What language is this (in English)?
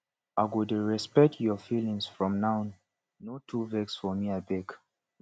Nigerian Pidgin